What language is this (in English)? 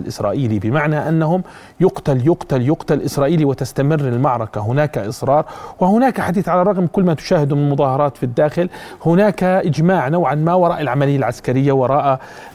Arabic